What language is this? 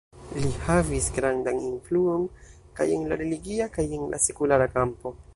Esperanto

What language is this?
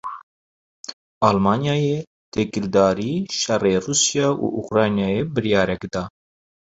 Kurdish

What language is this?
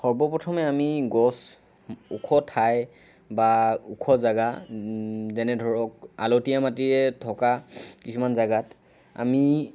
Assamese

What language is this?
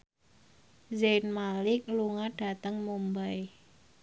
Javanese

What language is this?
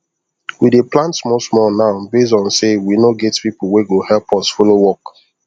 Nigerian Pidgin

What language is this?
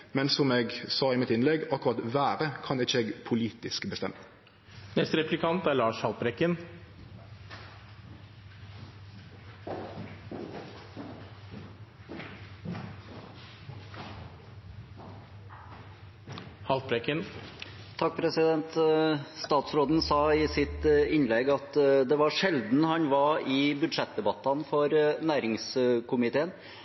Norwegian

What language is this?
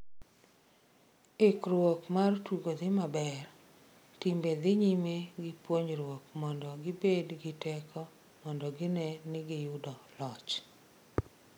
Luo (Kenya and Tanzania)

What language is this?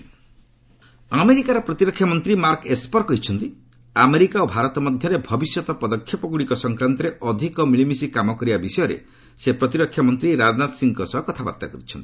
Odia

